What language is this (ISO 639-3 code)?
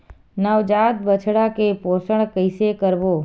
hne